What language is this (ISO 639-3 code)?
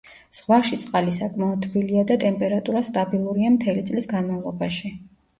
kat